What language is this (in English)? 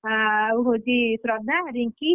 Odia